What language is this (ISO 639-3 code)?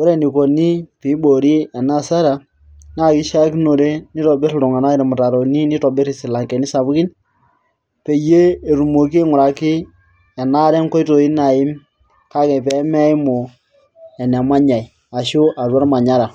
mas